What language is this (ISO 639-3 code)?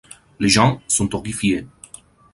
fra